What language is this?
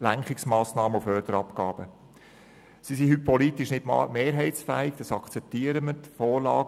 Swiss German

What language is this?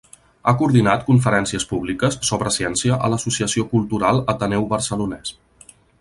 Catalan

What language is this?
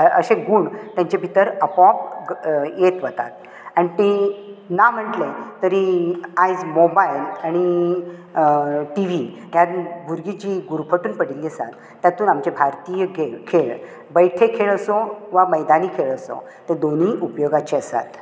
Konkani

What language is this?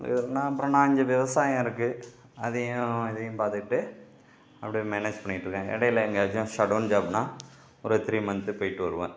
Tamil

